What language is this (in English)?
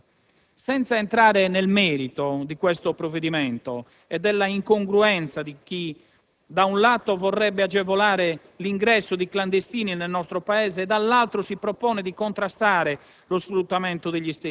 Italian